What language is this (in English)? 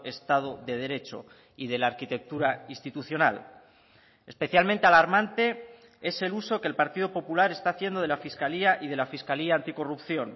Spanish